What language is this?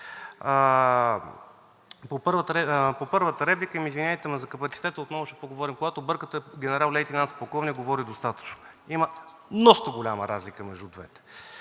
Bulgarian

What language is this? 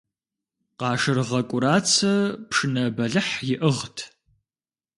Kabardian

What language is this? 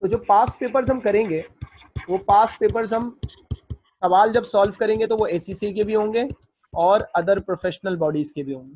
Hindi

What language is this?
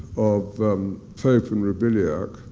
English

